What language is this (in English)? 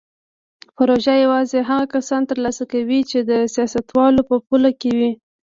Pashto